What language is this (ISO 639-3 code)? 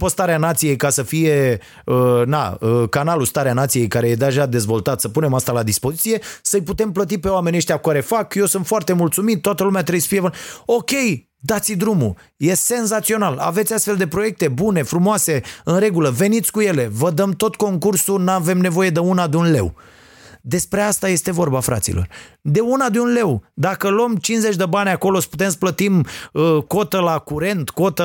ron